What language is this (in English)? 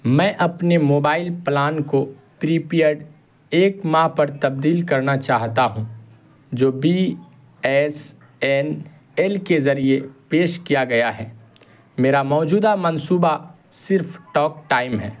Urdu